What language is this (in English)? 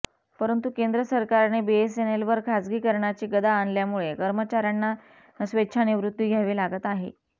Marathi